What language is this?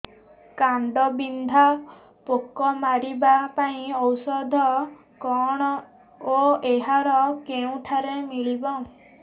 Odia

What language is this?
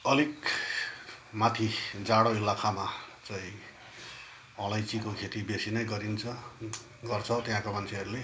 Nepali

